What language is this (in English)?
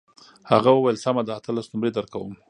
Pashto